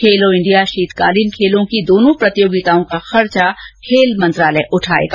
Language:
Hindi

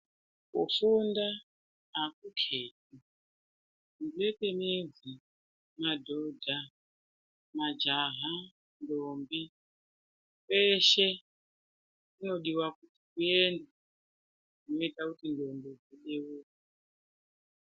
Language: Ndau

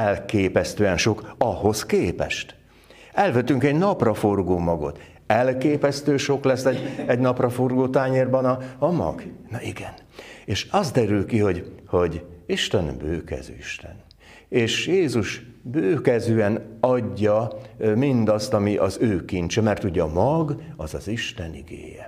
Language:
Hungarian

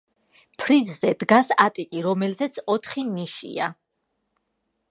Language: Georgian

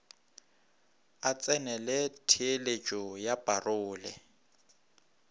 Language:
Northern Sotho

